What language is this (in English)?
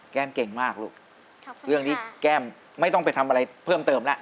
Thai